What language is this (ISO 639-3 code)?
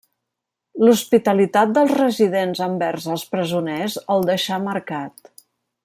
cat